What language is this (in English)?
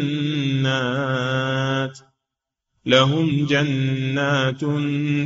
Arabic